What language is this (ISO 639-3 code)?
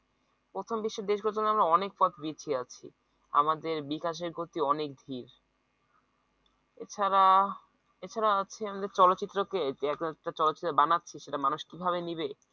ben